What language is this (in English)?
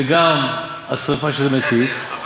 Hebrew